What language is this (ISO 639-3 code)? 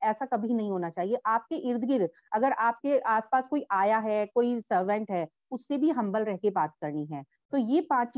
hin